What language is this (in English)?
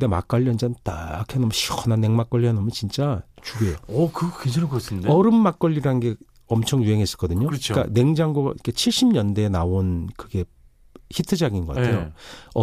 Korean